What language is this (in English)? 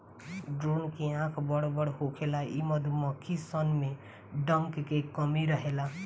Bhojpuri